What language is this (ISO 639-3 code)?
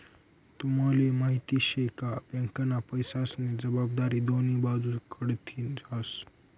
mar